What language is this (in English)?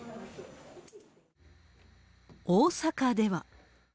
Japanese